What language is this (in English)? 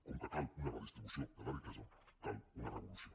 Catalan